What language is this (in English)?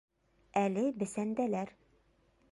Bashkir